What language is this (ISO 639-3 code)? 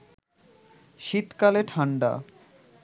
ben